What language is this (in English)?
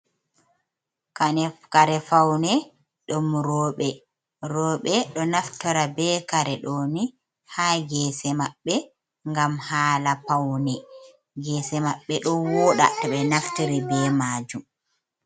Fula